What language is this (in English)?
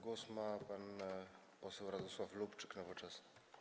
Polish